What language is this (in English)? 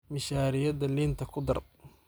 Somali